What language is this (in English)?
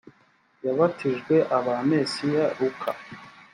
Kinyarwanda